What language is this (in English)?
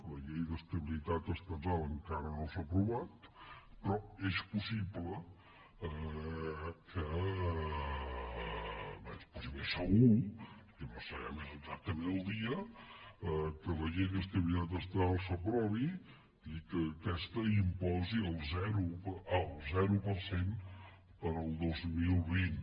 Catalan